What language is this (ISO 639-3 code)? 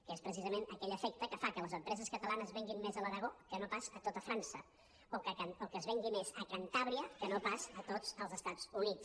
cat